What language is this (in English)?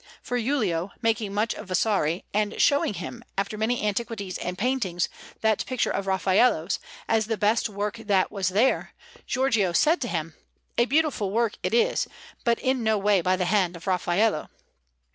English